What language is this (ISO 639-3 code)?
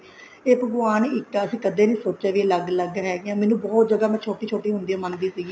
pan